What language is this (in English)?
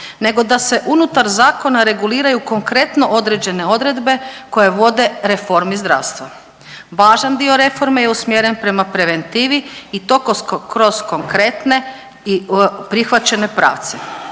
Croatian